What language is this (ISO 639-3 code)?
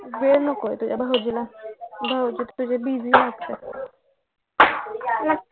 mar